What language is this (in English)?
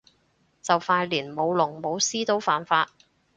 Cantonese